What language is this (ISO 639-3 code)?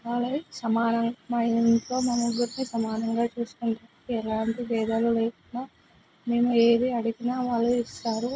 tel